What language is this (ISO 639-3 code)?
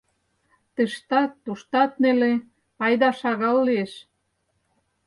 chm